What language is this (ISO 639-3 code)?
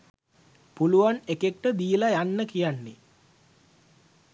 sin